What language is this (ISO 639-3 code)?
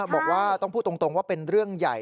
tha